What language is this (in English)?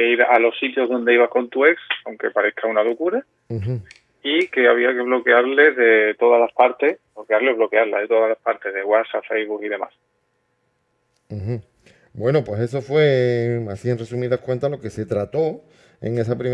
Spanish